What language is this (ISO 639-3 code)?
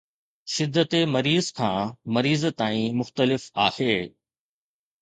snd